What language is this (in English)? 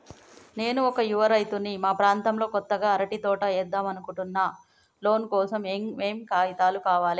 Telugu